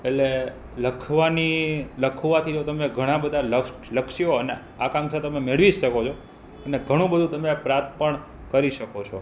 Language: Gujarati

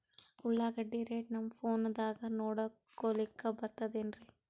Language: Kannada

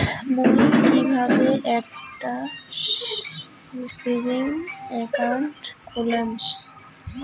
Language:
Bangla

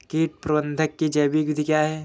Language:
Hindi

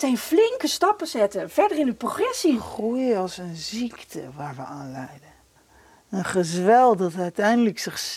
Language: Dutch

